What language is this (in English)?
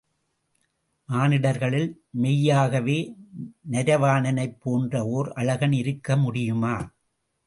Tamil